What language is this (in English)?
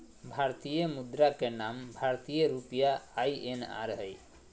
Magahi